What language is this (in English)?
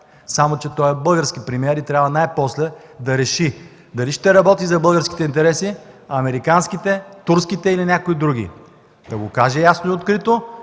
Bulgarian